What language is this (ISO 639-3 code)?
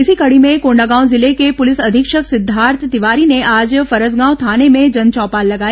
hin